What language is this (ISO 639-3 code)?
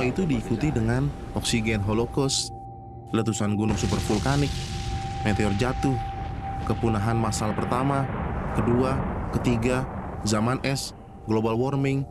ind